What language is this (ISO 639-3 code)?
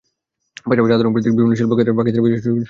ben